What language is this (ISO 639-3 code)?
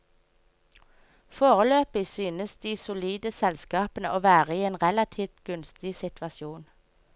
nor